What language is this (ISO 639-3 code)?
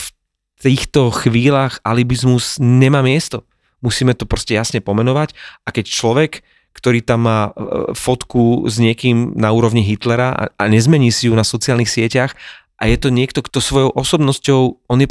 slk